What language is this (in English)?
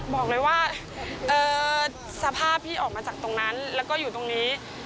Thai